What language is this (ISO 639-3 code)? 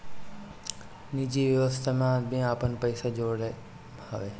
bho